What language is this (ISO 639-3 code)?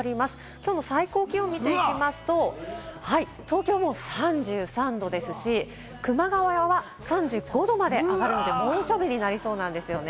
jpn